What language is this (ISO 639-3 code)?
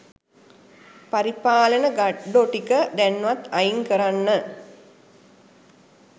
sin